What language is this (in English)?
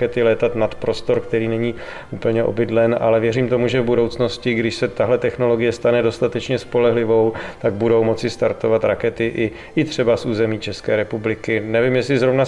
Czech